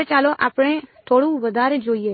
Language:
Gujarati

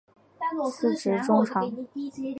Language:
Chinese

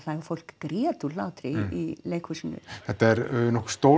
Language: Icelandic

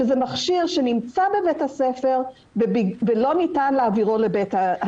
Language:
Hebrew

